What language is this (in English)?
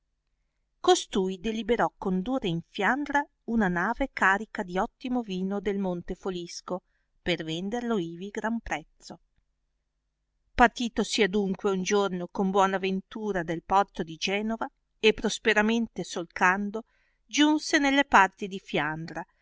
Italian